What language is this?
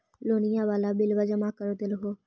Magahi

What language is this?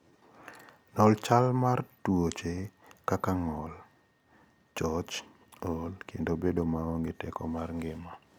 Luo (Kenya and Tanzania)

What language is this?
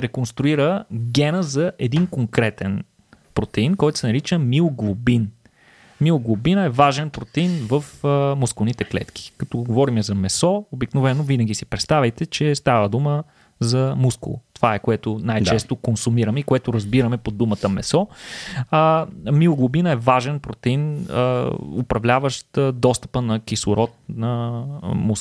Bulgarian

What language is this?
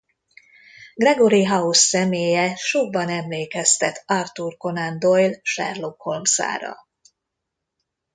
Hungarian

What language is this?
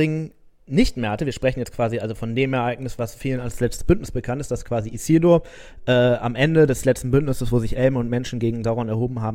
German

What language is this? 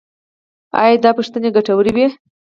Pashto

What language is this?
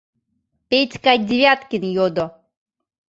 Mari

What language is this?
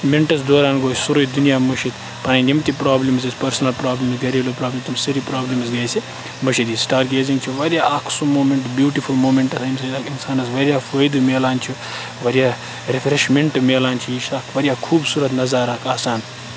Kashmiri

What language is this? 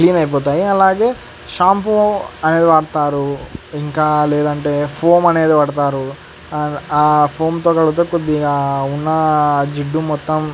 Telugu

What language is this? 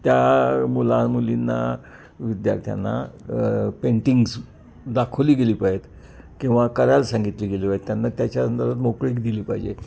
Marathi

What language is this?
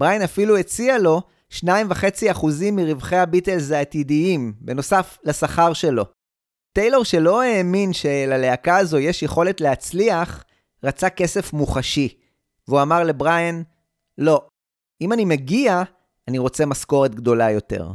Hebrew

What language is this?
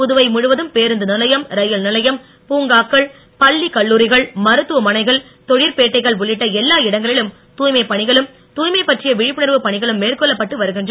Tamil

